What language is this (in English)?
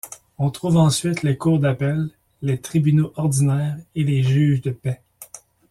French